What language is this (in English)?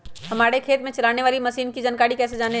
Magahi